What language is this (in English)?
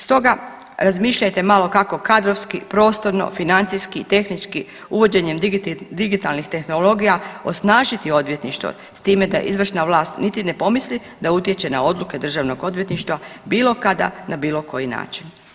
Croatian